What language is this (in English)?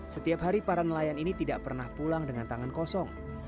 Indonesian